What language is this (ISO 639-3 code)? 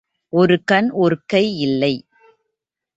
tam